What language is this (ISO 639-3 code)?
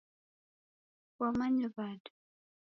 dav